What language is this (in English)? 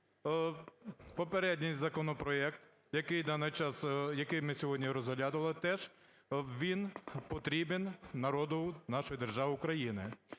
Ukrainian